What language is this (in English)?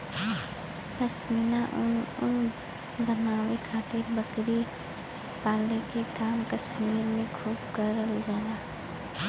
Bhojpuri